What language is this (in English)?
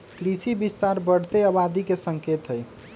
Magahi